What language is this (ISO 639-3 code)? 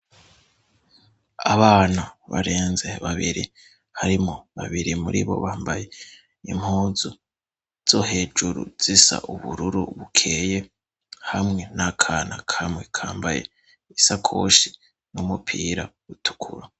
run